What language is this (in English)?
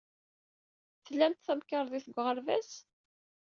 Kabyle